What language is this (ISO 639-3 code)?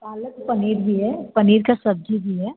hin